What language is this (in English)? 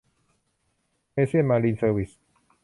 Thai